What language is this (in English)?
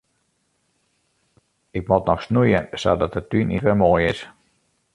Western Frisian